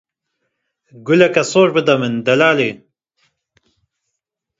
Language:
Kurdish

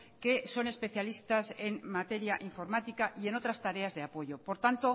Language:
Spanish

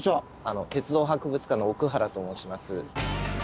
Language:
Japanese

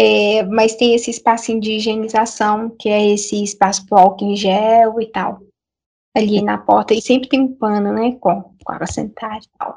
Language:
Portuguese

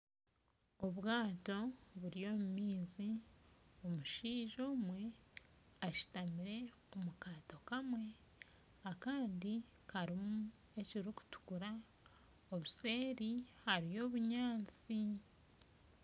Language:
Nyankole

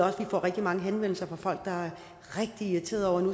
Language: Danish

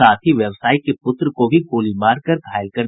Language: Hindi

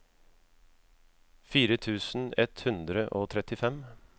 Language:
Norwegian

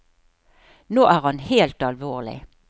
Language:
Norwegian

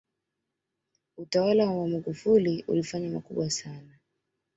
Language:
Swahili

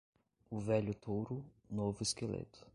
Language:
Portuguese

